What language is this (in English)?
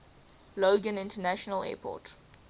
English